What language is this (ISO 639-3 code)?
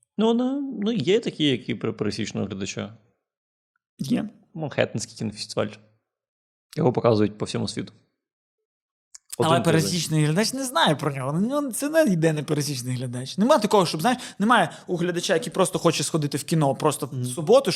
ukr